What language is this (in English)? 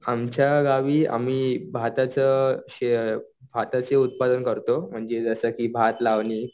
Marathi